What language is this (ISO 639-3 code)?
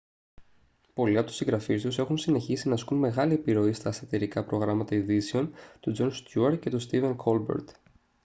ell